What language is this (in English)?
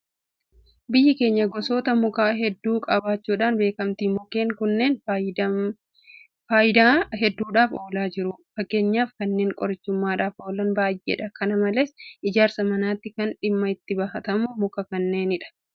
Oromo